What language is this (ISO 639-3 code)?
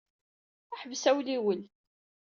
kab